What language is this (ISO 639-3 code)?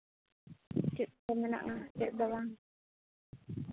sat